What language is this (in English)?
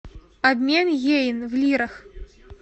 Russian